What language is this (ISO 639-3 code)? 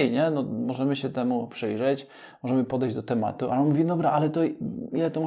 pol